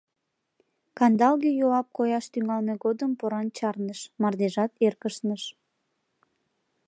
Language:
Mari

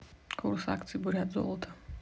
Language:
Russian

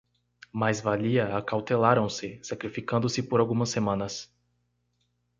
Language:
Portuguese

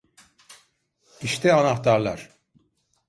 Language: Turkish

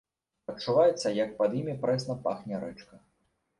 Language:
Belarusian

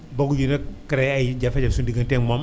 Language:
Wolof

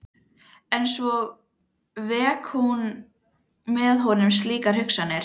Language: Icelandic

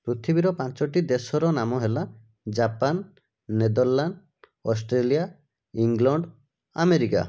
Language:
Odia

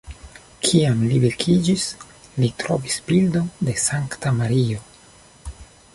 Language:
Esperanto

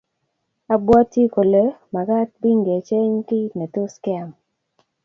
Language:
Kalenjin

